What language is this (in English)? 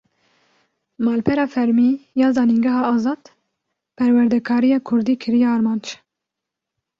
Kurdish